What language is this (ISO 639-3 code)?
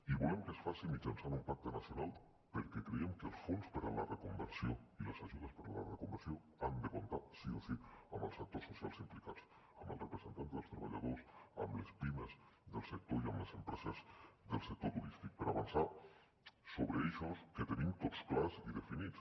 cat